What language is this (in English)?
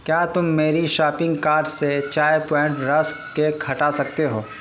Urdu